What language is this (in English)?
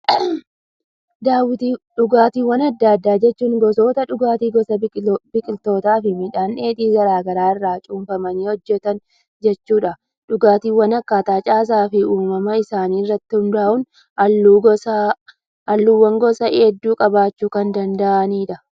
Oromo